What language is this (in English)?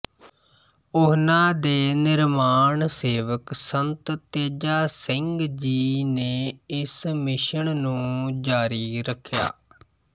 Punjabi